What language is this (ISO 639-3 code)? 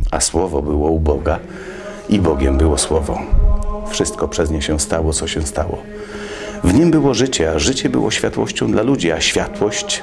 pol